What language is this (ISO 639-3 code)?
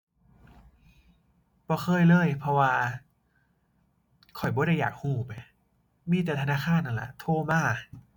tha